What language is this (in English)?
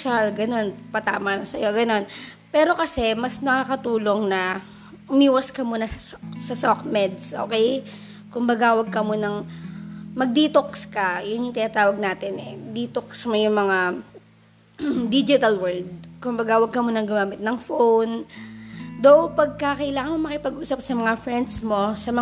Filipino